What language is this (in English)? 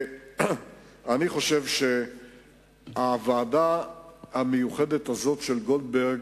Hebrew